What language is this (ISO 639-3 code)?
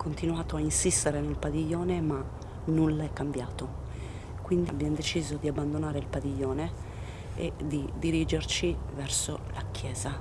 ita